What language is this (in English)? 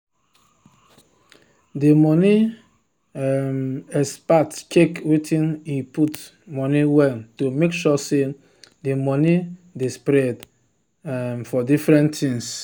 Nigerian Pidgin